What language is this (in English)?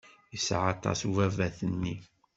Kabyle